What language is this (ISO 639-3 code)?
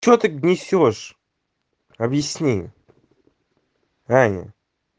rus